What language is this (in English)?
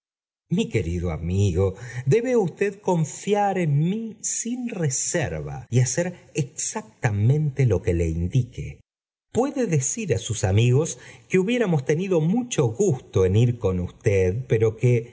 Spanish